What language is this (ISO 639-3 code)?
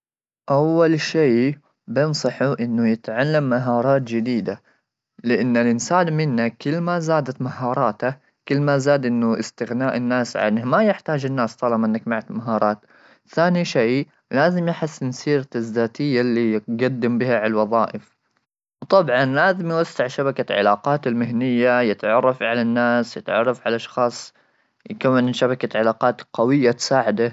afb